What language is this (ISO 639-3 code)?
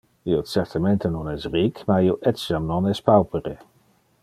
ina